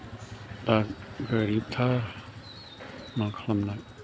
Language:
Bodo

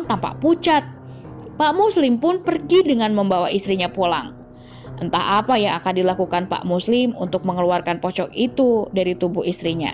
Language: Indonesian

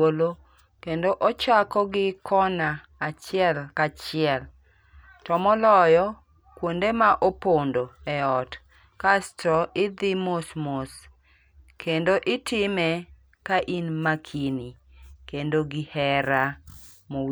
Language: Luo (Kenya and Tanzania)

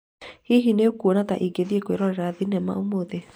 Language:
Kikuyu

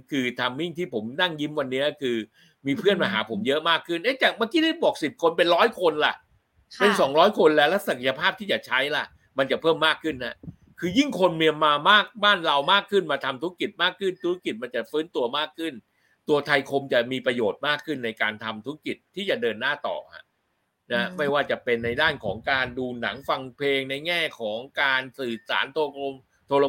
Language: Thai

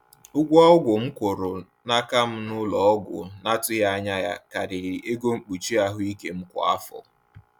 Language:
Igbo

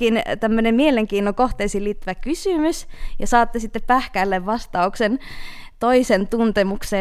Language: Finnish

